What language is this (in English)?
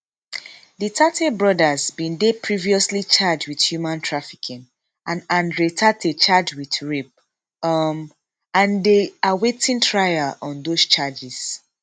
Nigerian Pidgin